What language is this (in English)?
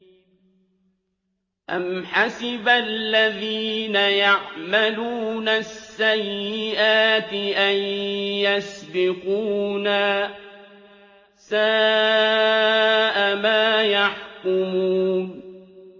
Arabic